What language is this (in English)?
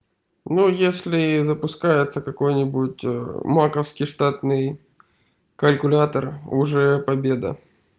Russian